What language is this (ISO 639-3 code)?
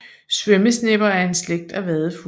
dan